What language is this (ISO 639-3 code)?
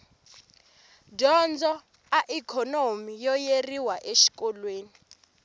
tso